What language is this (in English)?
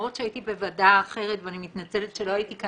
Hebrew